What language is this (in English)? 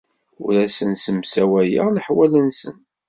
Kabyle